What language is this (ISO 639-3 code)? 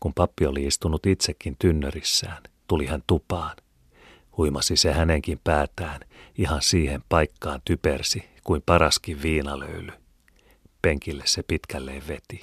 fin